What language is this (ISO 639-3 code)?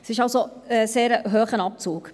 gsw